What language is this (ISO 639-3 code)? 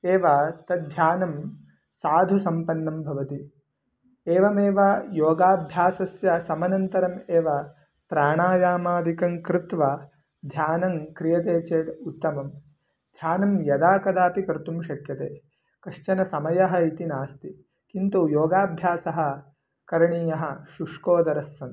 san